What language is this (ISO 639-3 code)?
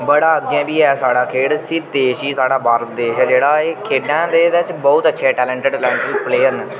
doi